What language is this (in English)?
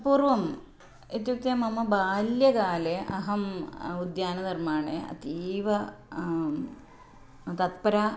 Sanskrit